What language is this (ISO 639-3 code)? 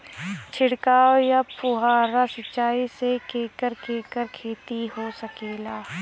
bho